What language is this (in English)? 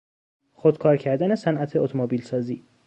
Persian